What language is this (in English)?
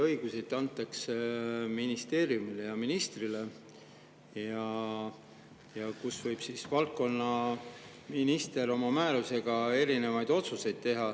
Estonian